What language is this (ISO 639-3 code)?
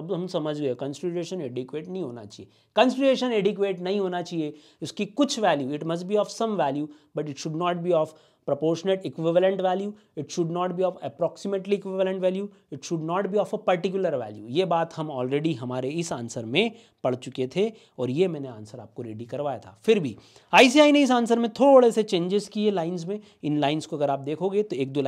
hin